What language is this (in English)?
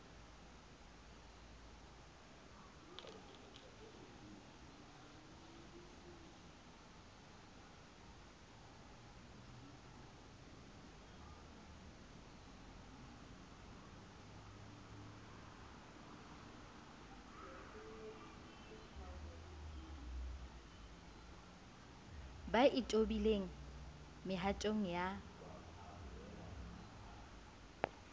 Southern Sotho